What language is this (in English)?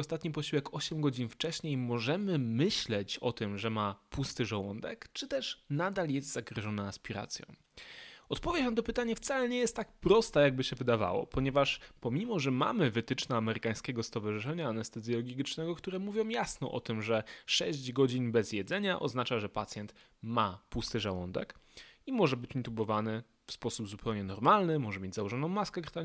Polish